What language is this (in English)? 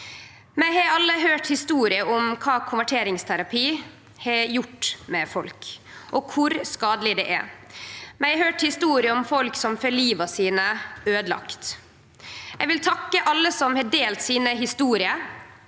Norwegian